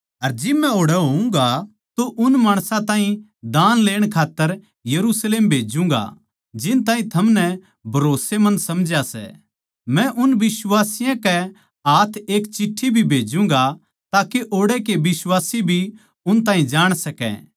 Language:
Haryanvi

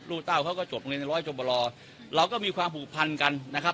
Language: Thai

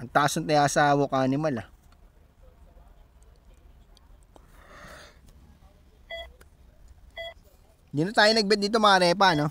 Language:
Filipino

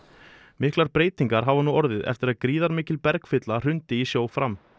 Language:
Icelandic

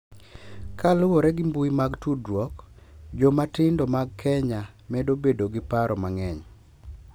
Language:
Luo (Kenya and Tanzania)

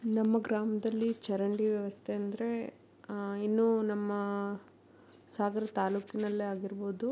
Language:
Kannada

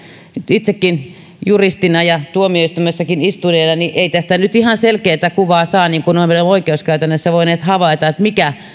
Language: Finnish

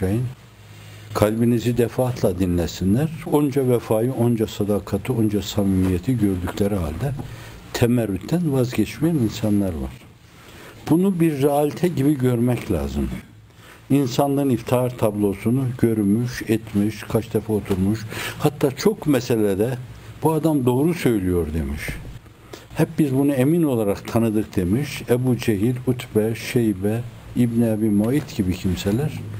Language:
Turkish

